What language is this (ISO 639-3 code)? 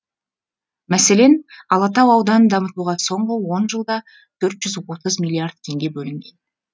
kaz